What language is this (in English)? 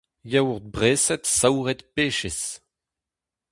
Breton